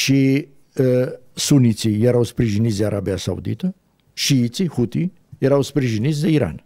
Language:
Romanian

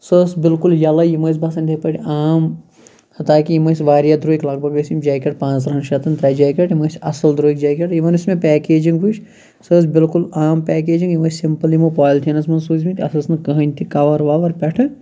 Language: Kashmiri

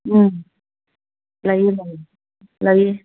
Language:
Manipuri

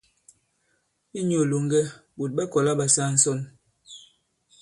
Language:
Bankon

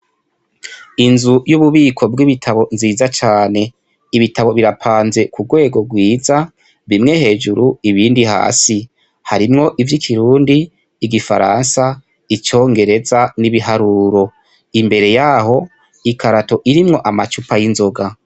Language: Rundi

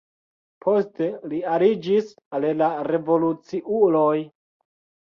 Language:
Esperanto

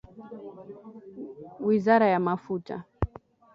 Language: Swahili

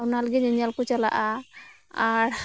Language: Santali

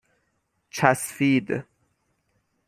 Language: Persian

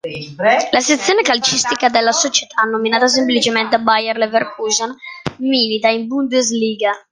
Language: Italian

